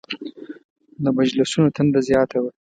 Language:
Pashto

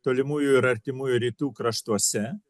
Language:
Lithuanian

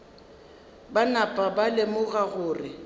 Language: Northern Sotho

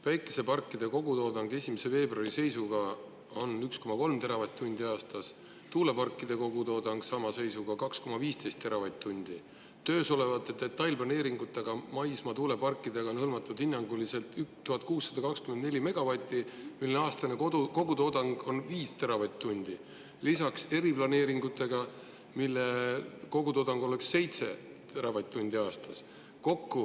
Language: Estonian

